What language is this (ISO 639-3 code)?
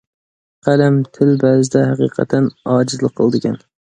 uig